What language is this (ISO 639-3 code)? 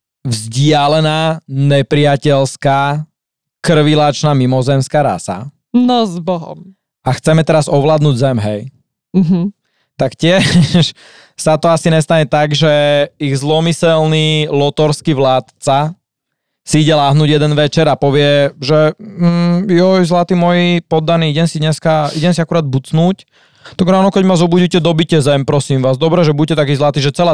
slk